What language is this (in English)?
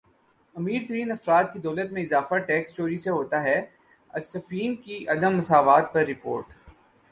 Urdu